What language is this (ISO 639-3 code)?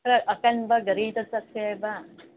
mni